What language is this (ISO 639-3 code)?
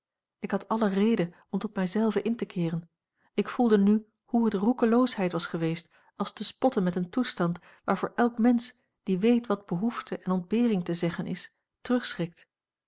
nld